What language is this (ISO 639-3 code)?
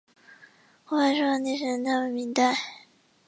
zho